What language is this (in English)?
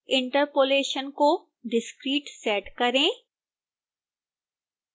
Hindi